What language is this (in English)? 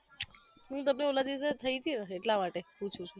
Gujarati